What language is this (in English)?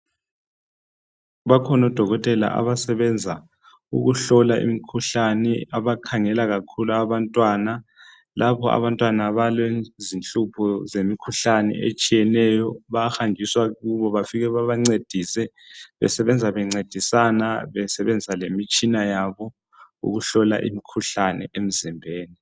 North Ndebele